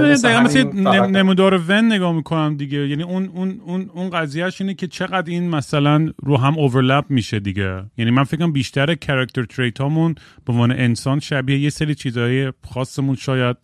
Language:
Persian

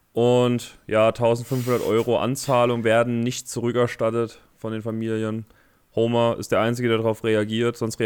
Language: German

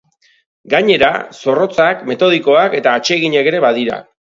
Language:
Basque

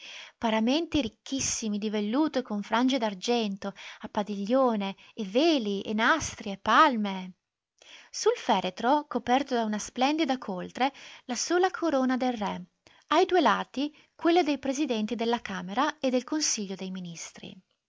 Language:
Italian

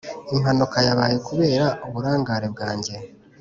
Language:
Kinyarwanda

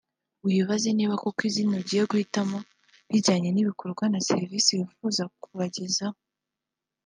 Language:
Kinyarwanda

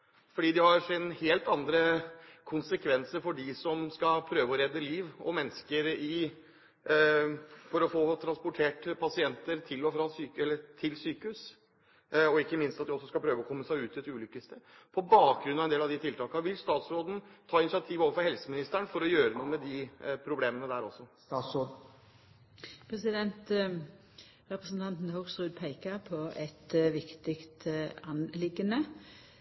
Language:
Norwegian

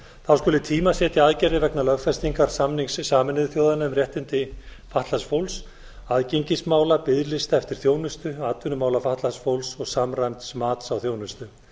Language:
Icelandic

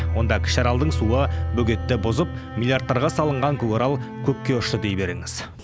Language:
Kazakh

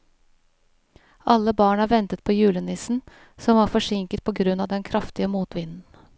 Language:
Norwegian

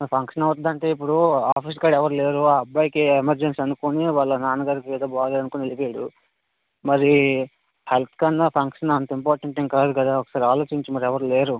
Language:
Telugu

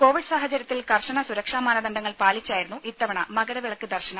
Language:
Malayalam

